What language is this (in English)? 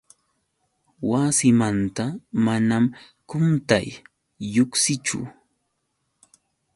Yauyos Quechua